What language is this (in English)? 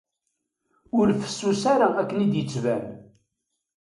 Kabyle